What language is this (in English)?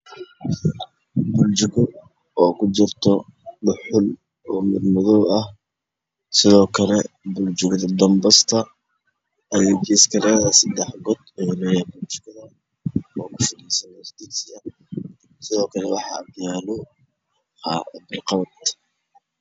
Somali